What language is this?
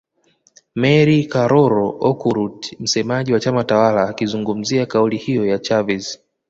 Swahili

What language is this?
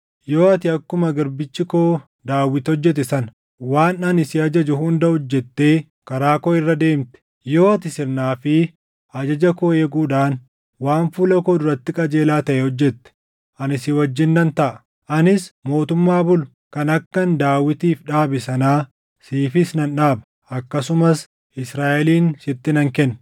Oromo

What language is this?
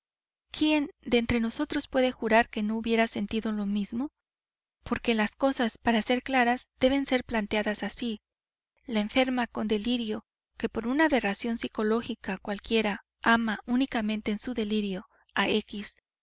Spanish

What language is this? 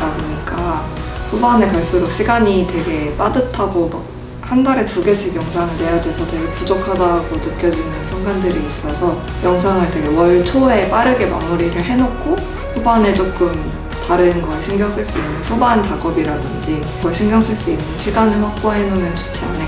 Korean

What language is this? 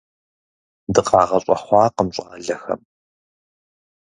Kabardian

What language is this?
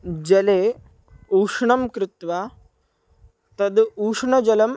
Sanskrit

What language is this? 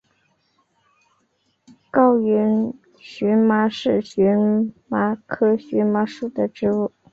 Chinese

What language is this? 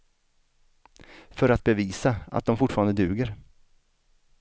Swedish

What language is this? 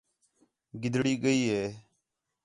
Khetrani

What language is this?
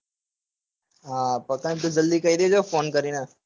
Gujarati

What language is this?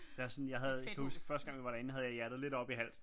Danish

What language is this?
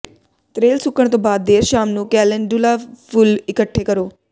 Punjabi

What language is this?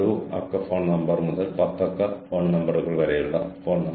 Malayalam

